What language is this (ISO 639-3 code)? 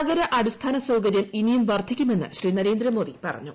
mal